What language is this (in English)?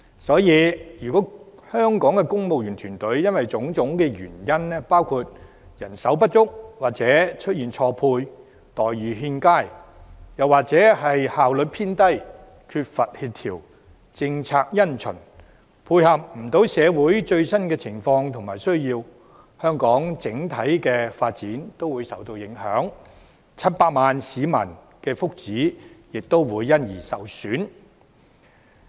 Cantonese